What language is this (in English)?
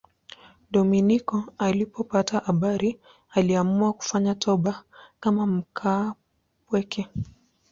Swahili